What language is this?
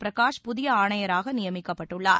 Tamil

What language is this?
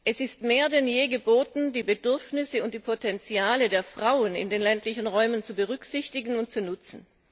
German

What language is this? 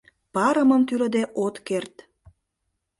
Mari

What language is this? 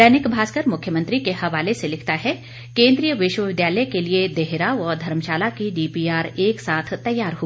Hindi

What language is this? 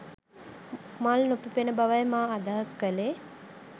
Sinhala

